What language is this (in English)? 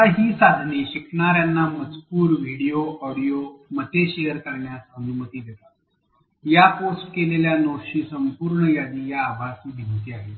Marathi